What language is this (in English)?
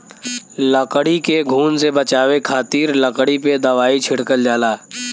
Bhojpuri